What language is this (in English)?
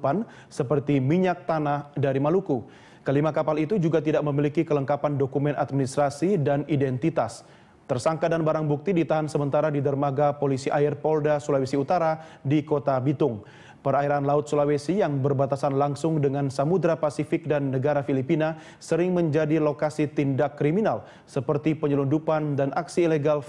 Indonesian